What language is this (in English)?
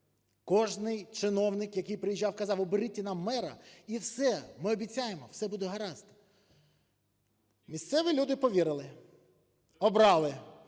Ukrainian